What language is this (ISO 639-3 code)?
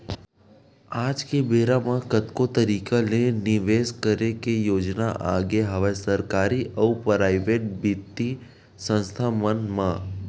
hne